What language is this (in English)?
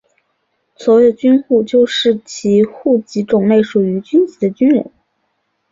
Chinese